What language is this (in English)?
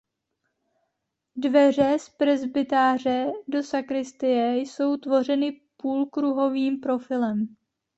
Czech